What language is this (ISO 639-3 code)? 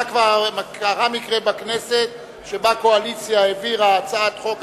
heb